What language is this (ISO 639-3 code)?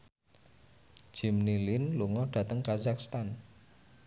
jav